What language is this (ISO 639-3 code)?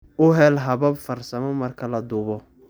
som